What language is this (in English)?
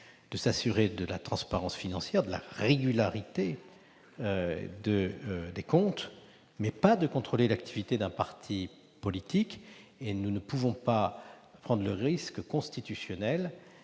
French